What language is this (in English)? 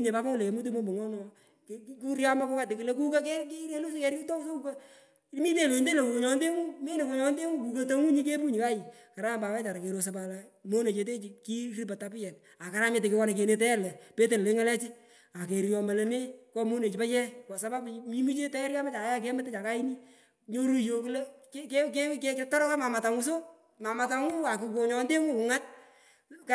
Pökoot